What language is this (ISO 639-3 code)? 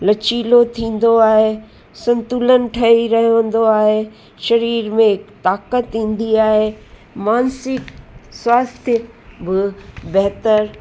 snd